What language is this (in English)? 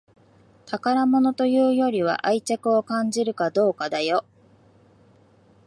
Japanese